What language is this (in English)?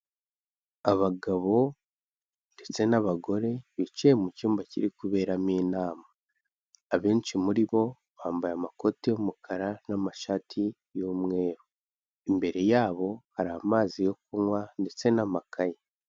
Kinyarwanda